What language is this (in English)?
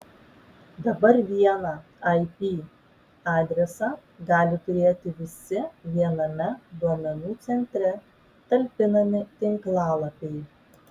Lithuanian